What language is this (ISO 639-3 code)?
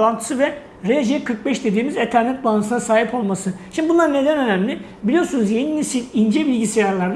tur